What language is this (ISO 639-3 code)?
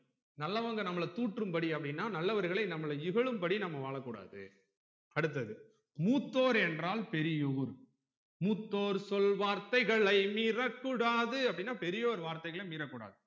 tam